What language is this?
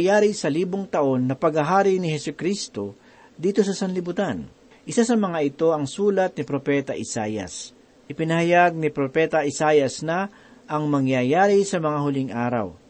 Filipino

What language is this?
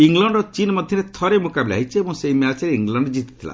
Odia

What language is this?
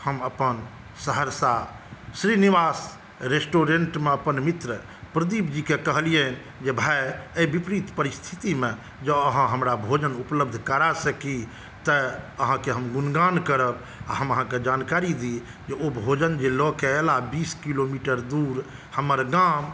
Maithili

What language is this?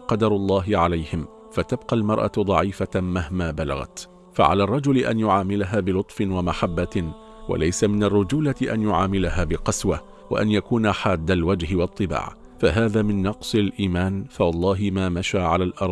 Arabic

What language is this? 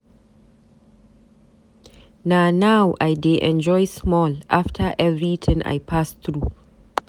Nigerian Pidgin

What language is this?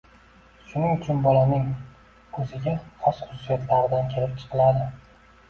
Uzbek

